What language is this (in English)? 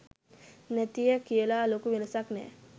Sinhala